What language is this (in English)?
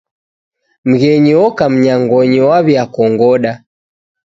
Taita